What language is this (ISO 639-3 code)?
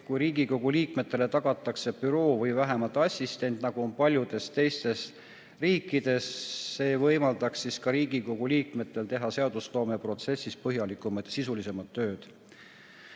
est